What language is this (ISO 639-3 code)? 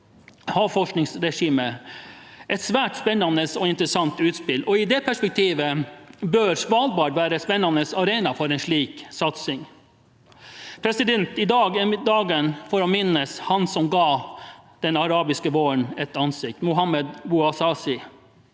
nor